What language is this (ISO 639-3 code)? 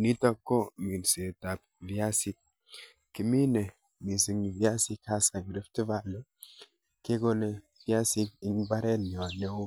kln